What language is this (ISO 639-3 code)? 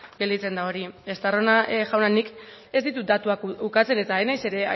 eus